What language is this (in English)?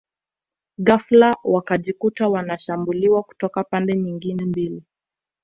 Swahili